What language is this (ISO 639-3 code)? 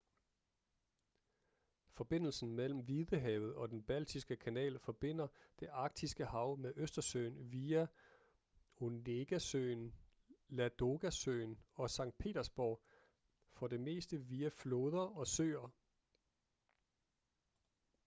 dan